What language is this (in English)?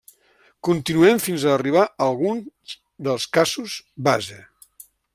Catalan